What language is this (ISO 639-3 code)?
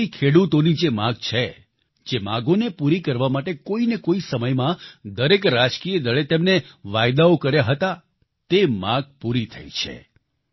guj